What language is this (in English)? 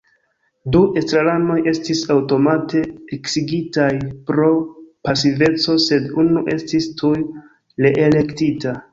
Esperanto